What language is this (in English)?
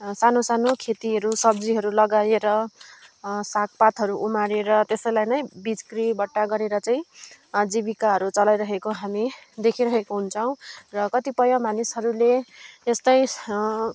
Nepali